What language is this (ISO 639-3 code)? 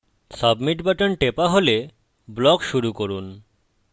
ben